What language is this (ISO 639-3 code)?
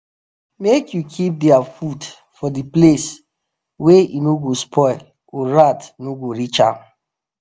pcm